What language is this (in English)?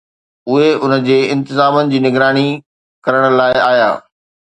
Sindhi